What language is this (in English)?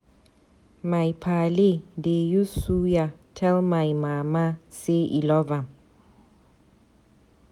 Nigerian Pidgin